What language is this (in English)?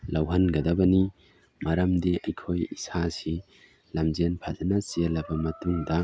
Manipuri